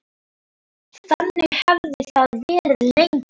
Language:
Icelandic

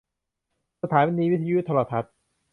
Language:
Thai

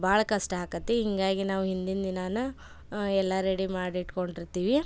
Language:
Kannada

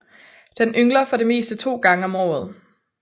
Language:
Danish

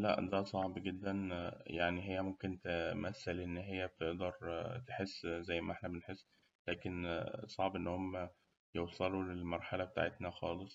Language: Egyptian Arabic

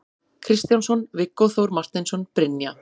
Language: Icelandic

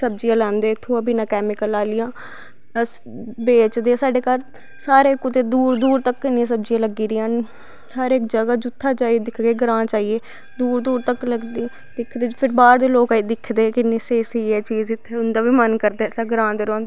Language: Dogri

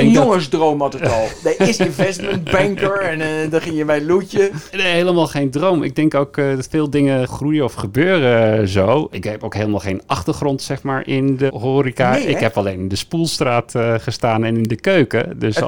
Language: Dutch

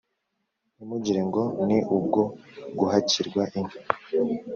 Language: Kinyarwanda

